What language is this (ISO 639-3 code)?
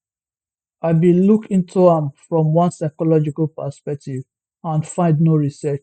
pcm